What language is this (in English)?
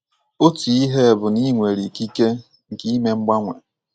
Igbo